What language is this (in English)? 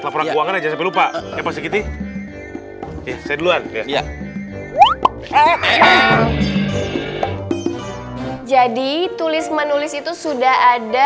Indonesian